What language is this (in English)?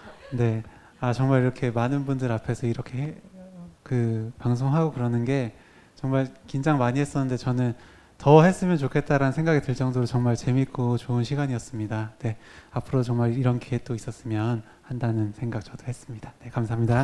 Korean